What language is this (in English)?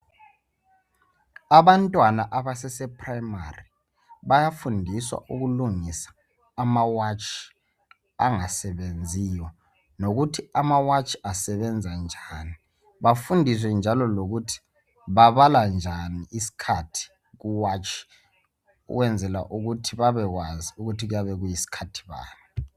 North Ndebele